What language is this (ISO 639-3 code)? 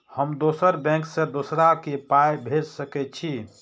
mai